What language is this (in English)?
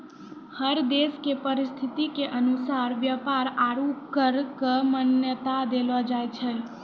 Maithili